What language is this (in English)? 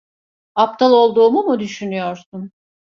Turkish